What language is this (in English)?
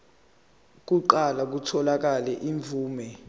Zulu